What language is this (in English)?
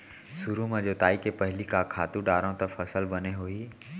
Chhattisgarhi